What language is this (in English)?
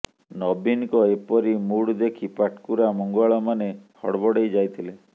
Odia